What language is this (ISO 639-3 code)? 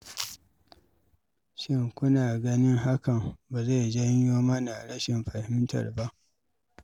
hau